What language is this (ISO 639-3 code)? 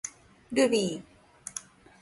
jpn